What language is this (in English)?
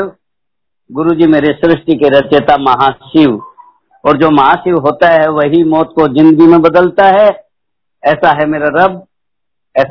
Hindi